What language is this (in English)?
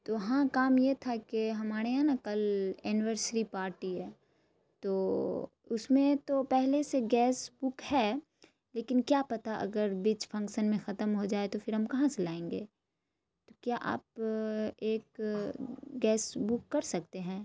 Urdu